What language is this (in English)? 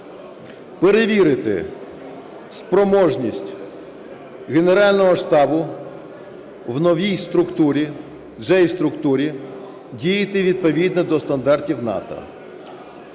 Ukrainian